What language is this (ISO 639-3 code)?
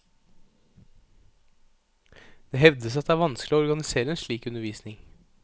nor